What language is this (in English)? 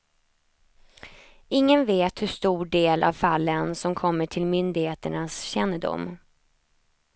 Swedish